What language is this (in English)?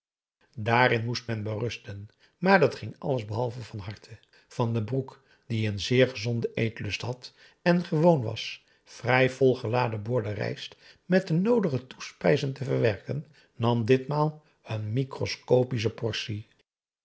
Dutch